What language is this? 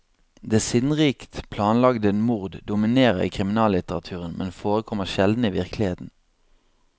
Norwegian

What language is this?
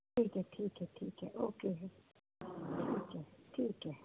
Dogri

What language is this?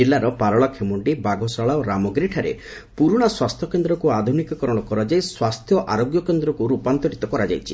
Odia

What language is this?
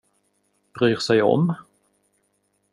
Swedish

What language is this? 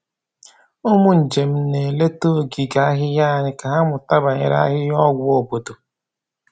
Igbo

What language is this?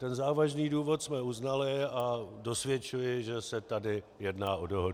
Czech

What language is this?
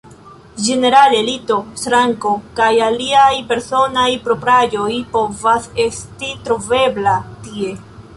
Esperanto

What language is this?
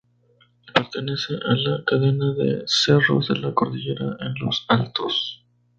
Spanish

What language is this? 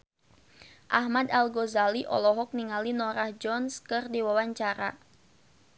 Sundanese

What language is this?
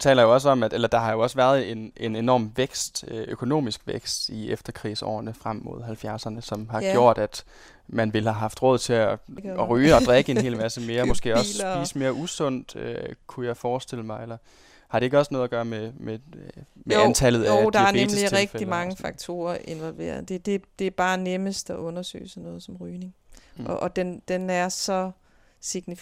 Danish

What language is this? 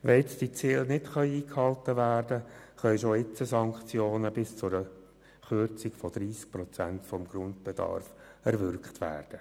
Swiss German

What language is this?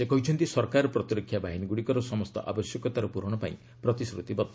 Odia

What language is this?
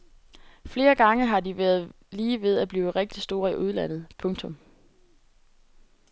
Danish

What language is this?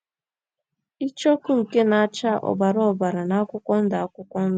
Igbo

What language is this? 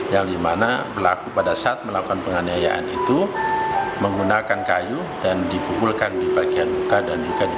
Indonesian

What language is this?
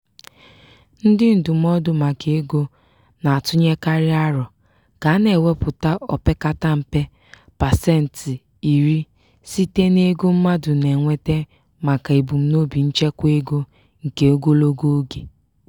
Igbo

